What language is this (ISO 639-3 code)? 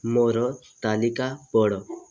ori